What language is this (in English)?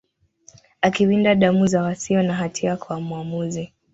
Swahili